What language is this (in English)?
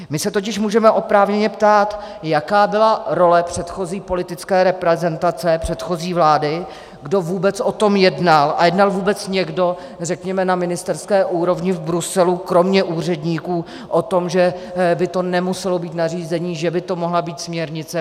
Czech